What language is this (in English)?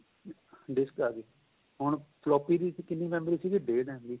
Punjabi